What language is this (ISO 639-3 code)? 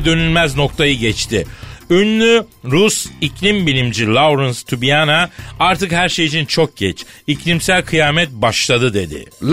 tur